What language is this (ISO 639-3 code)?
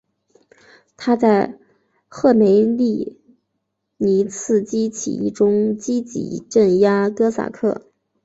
zho